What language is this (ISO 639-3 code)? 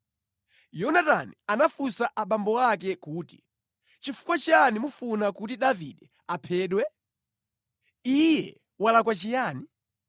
nya